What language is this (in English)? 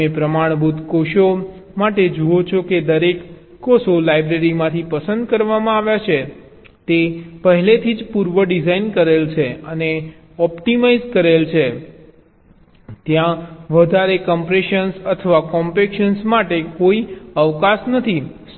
Gujarati